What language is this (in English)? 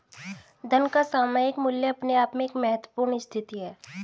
Hindi